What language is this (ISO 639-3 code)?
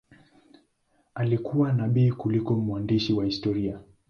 swa